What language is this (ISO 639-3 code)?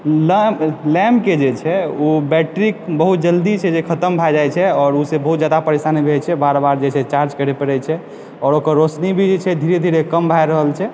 mai